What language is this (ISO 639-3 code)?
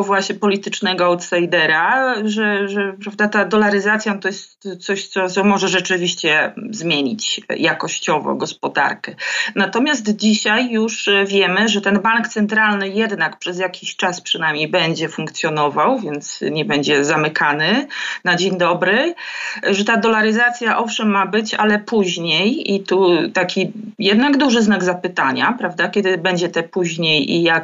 pol